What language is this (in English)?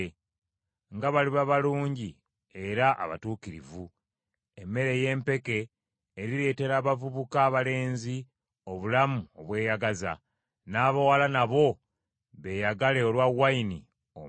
Ganda